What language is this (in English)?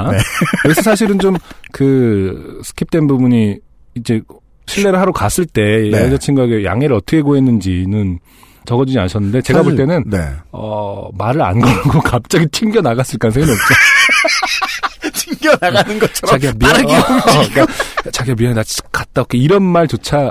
Korean